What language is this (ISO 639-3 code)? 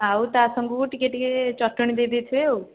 ori